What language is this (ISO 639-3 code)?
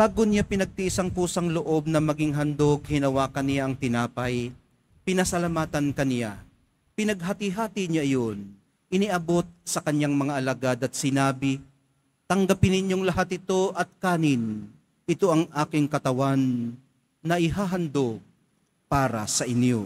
fil